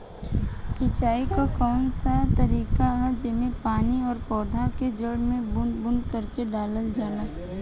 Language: Bhojpuri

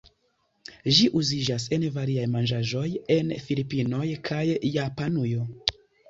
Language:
Esperanto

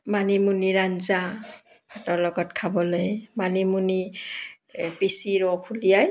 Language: Assamese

